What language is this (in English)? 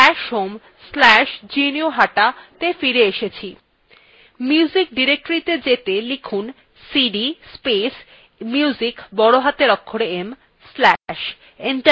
Bangla